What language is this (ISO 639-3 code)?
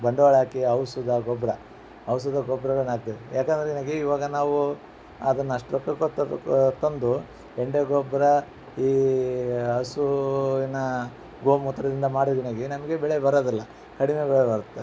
kan